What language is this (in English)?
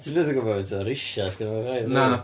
Welsh